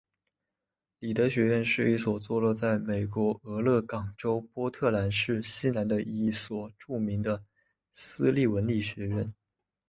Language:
Chinese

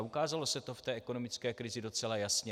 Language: Czech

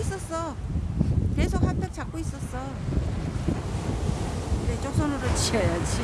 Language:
Korean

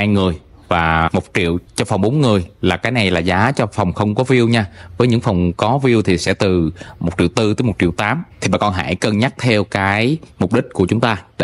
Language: Vietnamese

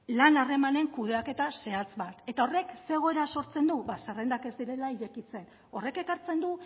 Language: Basque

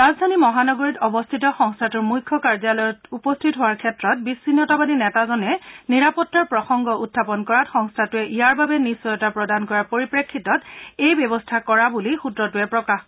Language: Assamese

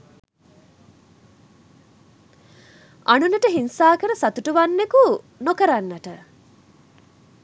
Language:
Sinhala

